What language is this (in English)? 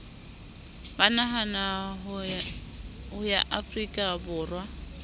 Southern Sotho